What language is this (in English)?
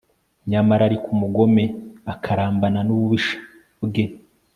Kinyarwanda